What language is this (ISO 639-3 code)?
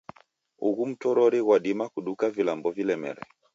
dav